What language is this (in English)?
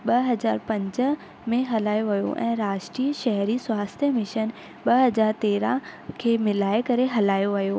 Sindhi